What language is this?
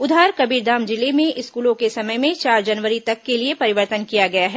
Hindi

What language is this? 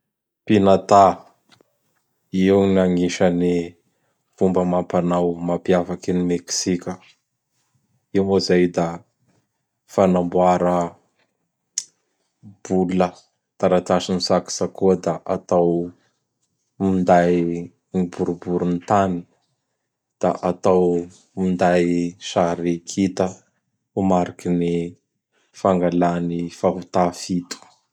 Bara Malagasy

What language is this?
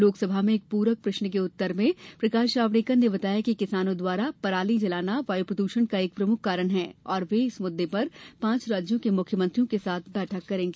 Hindi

